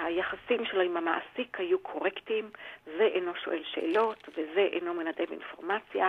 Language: Hebrew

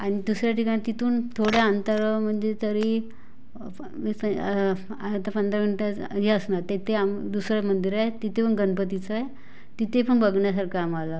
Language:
Marathi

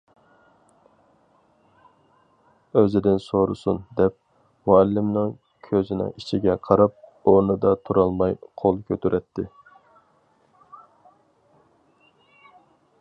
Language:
Uyghur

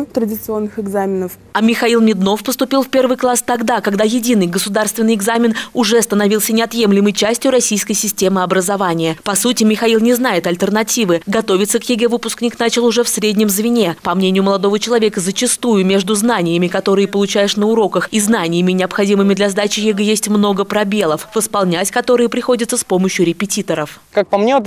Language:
Russian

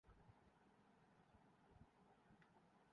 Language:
Urdu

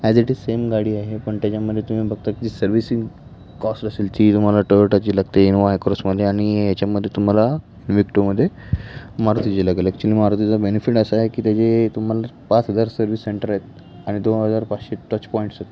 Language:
Marathi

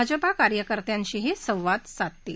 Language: Marathi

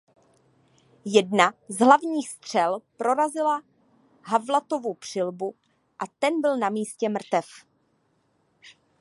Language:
Czech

